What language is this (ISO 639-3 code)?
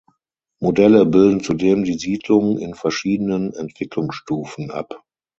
deu